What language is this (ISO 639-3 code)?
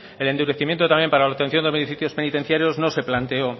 spa